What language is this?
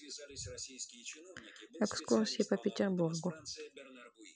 Russian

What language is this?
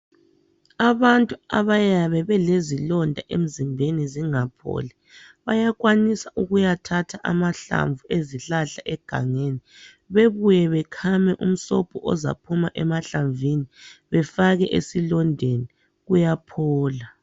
North Ndebele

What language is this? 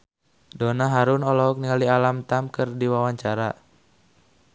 Sundanese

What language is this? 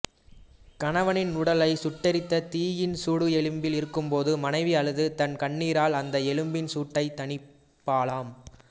Tamil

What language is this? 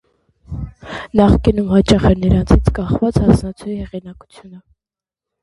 Armenian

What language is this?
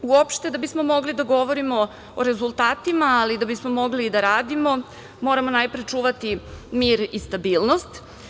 Serbian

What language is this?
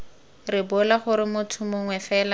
Tswana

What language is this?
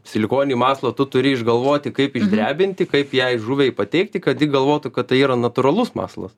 Lithuanian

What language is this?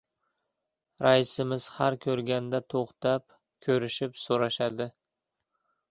Uzbek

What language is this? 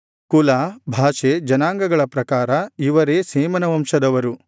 Kannada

